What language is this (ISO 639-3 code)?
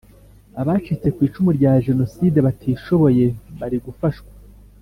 kin